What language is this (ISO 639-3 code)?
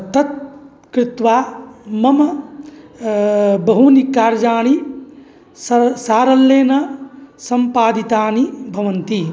san